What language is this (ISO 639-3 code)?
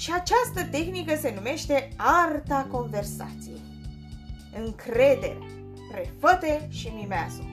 ron